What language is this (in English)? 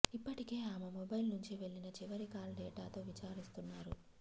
Telugu